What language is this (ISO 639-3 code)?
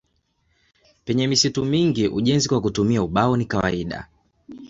swa